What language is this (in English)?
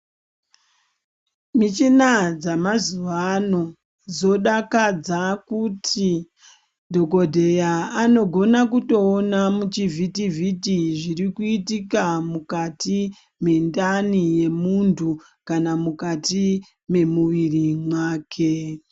Ndau